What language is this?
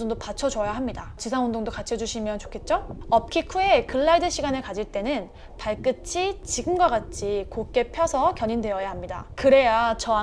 Korean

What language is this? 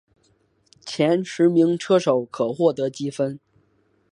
Chinese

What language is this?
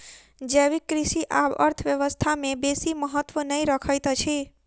Maithili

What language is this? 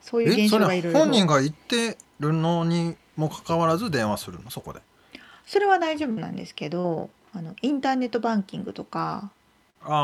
Japanese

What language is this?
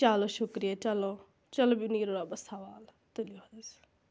Kashmiri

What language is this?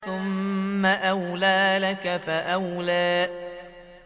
Arabic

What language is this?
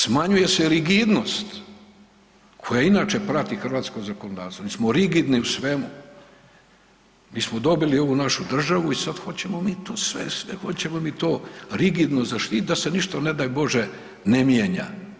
Croatian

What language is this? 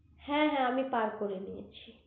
Bangla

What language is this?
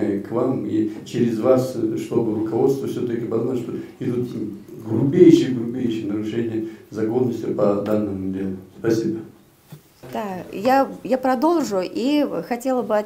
Russian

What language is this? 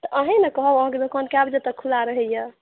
Maithili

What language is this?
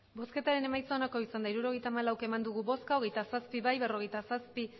Basque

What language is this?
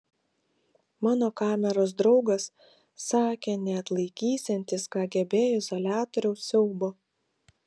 Lithuanian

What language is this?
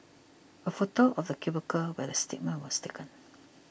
English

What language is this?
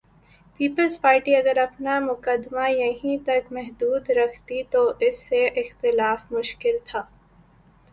Urdu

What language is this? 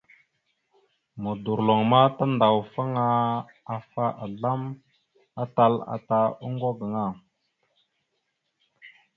Mada (Cameroon)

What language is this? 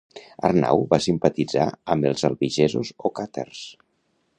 Catalan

